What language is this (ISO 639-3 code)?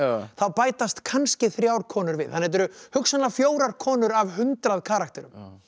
isl